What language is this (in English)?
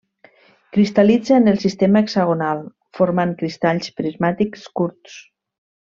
Catalan